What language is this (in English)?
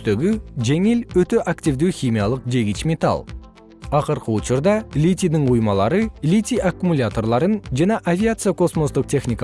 Kyrgyz